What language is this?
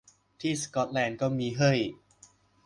Thai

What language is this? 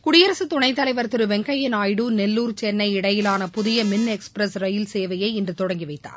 Tamil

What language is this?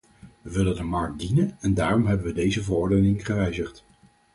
Dutch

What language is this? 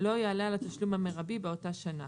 Hebrew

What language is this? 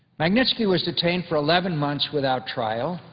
English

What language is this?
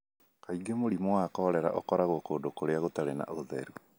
Kikuyu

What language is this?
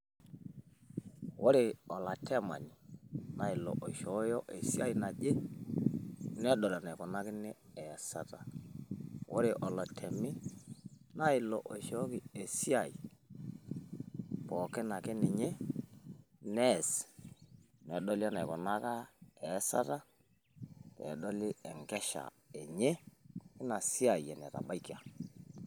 Masai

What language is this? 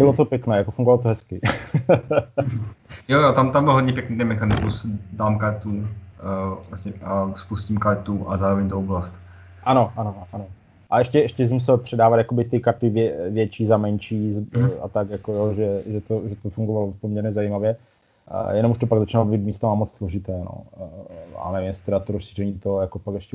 Czech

